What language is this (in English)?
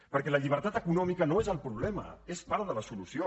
Catalan